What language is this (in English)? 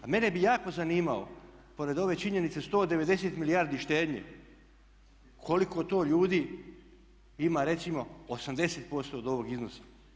Croatian